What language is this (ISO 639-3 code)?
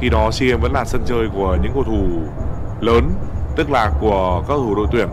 vie